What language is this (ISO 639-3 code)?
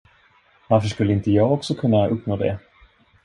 swe